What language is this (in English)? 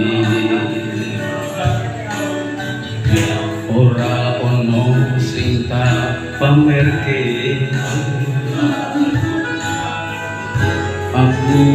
Arabic